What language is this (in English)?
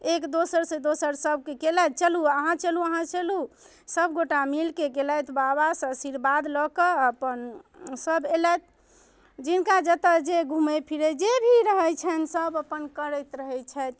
Maithili